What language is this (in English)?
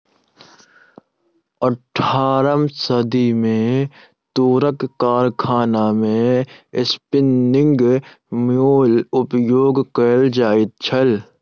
Maithili